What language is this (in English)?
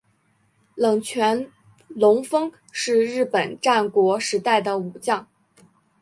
Chinese